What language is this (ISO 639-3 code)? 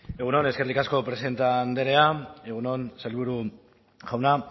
eus